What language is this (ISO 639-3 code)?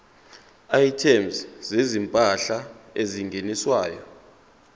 zul